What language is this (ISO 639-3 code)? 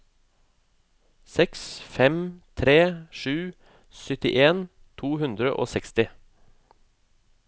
nor